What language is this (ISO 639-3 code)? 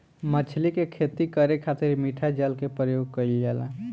bho